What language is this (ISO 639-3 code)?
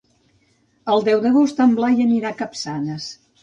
cat